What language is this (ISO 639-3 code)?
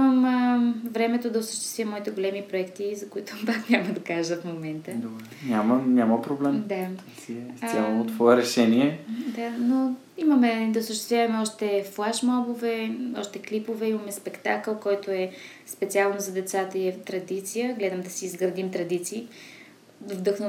bul